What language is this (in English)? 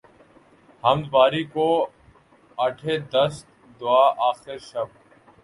Urdu